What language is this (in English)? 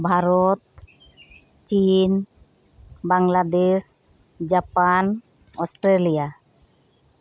Santali